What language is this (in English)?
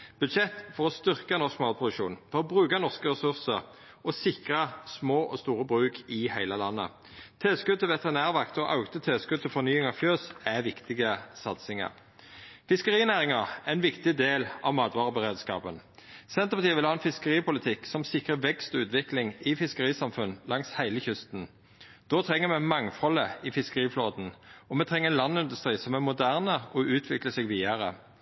Norwegian Nynorsk